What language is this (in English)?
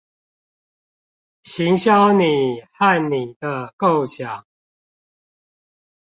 Chinese